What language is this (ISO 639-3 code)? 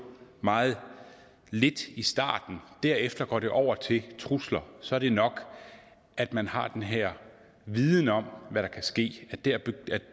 dan